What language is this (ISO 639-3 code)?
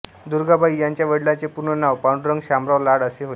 mar